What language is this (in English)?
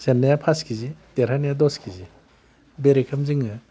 Bodo